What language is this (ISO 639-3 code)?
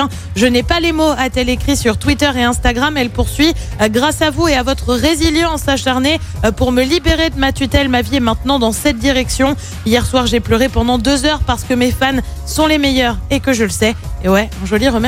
fra